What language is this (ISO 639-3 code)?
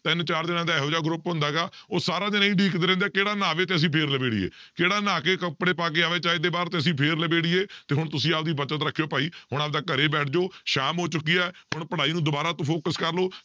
pan